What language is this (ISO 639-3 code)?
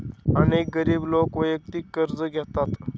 mar